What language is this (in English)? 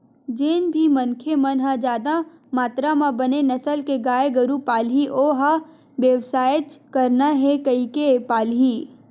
Chhattisgarhi